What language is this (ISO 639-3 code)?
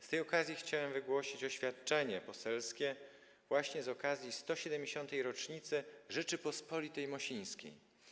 pol